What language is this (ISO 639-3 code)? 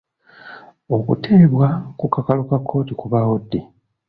lug